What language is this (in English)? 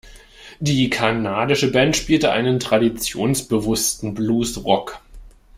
German